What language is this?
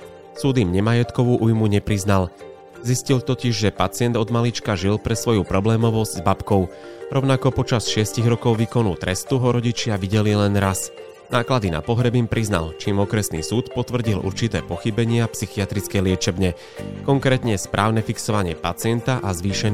Slovak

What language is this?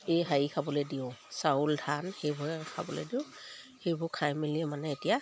Assamese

